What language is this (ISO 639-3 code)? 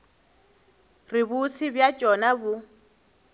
nso